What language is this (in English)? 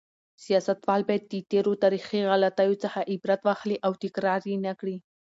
Pashto